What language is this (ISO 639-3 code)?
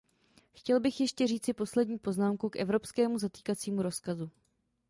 ces